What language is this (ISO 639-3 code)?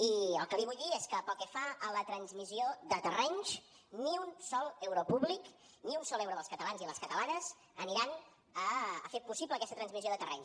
cat